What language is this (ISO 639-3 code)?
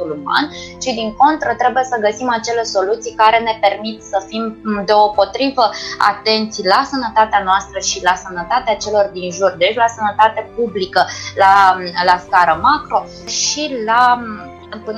ron